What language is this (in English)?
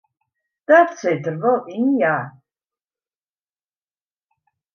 Western Frisian